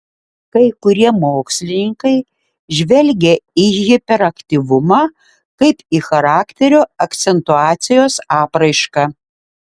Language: Lithuanian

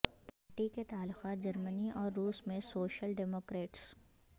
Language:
Urdu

